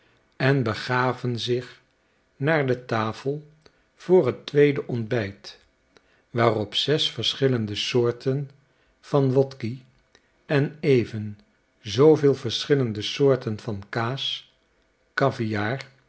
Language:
Dutch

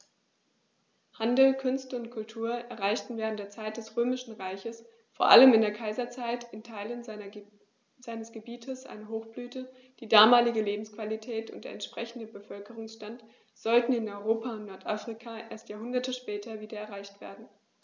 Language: German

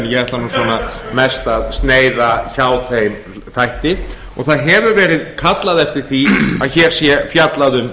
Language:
Icelandic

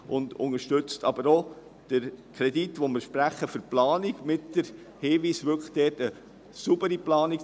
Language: Swiss German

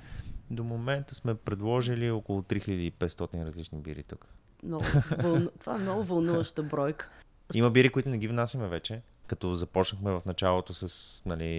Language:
Bulgarian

